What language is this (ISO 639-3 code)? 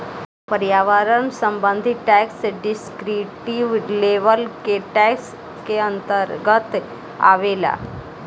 bho